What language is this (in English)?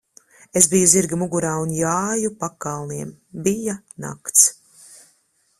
Latvian